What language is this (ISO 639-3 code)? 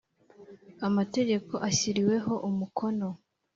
kin